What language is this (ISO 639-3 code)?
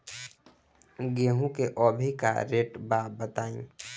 bho